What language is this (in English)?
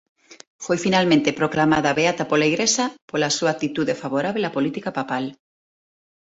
Galician